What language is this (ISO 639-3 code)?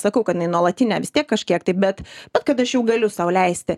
lit